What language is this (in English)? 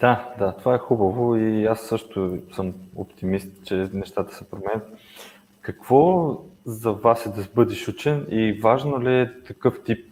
Bulgarian